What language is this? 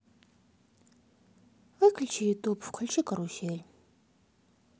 Russian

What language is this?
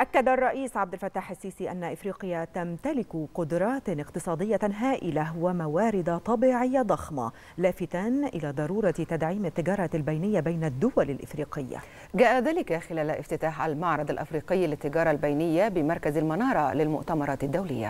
Arabic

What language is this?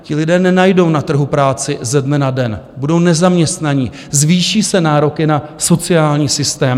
Czech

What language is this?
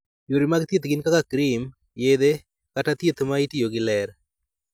Luo (Kenya and Tanzania)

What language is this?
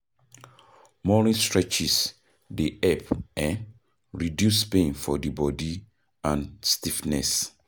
Nigerian Pidgin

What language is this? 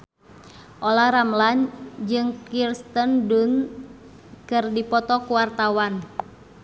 Sundanese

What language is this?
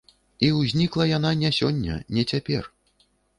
Belarusian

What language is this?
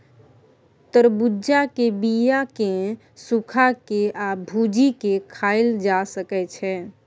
Maithili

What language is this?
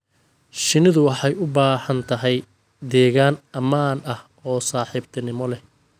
Somali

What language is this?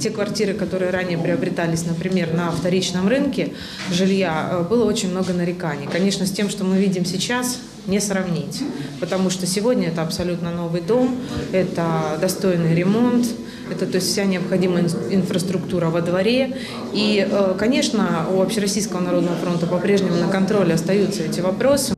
Russian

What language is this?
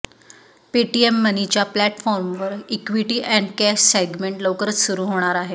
Marathi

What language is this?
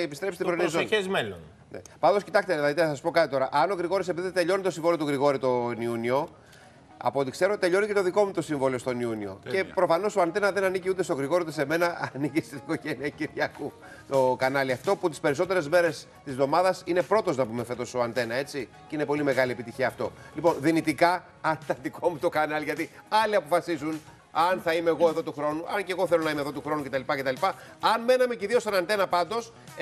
Greek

